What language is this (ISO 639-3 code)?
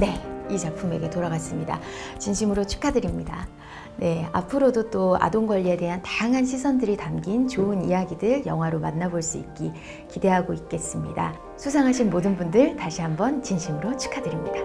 kor